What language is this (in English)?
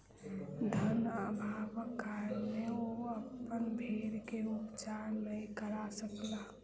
Maithili